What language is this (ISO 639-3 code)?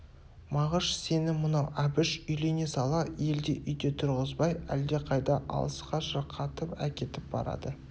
kaz